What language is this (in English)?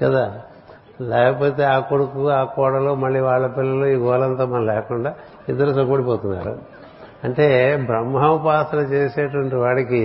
Telugu